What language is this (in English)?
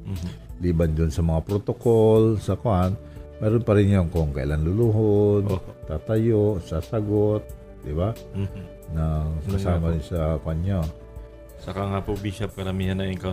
Filipino